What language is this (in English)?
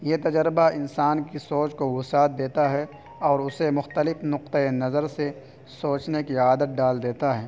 Urdu